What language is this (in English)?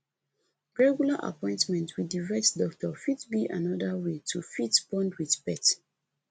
Nigerian Pidgin